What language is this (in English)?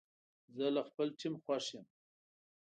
Pashto